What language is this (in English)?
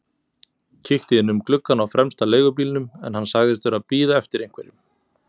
Icelandic